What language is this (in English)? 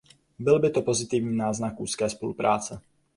Czech